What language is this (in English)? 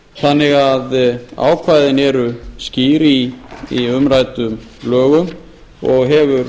Icelandic